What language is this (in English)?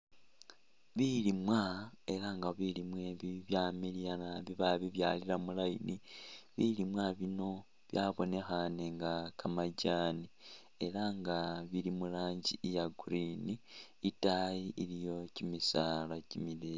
Masaaba